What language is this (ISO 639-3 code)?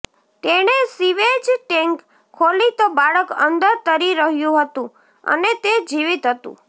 guj